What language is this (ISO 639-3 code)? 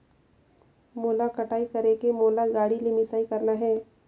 hne